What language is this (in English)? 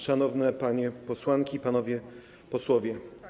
Polish